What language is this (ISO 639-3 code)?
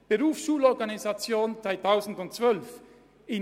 gsw